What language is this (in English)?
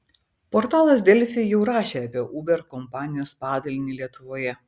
Lithuanian